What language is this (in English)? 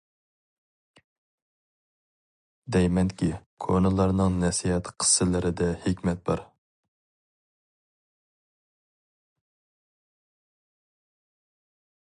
Uyghur